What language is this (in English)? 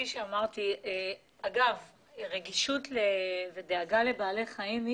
Hebrew